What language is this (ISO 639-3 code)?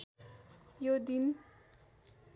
nep